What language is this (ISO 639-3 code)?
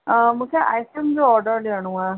snd